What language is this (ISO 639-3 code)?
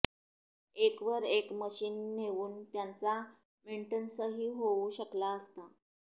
mar